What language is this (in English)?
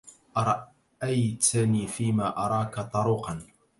Arabic